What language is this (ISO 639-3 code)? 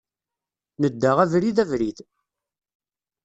kab